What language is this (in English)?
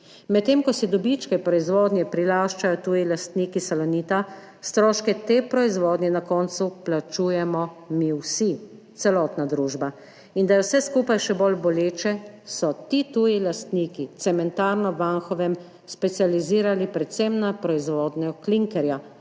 Slovenian